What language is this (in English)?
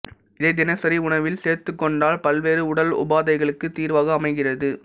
Tamil